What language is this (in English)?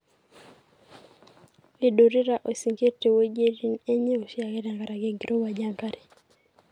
Masai